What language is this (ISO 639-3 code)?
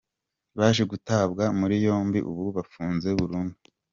kin